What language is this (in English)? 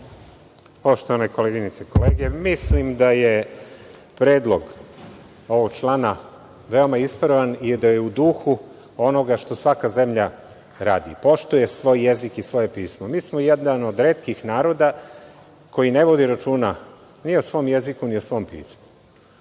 Serbian